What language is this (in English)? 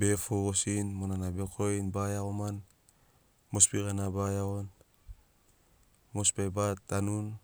Sinaugoro